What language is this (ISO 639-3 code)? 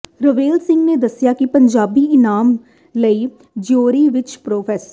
pan